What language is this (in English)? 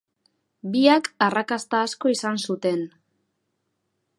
Basque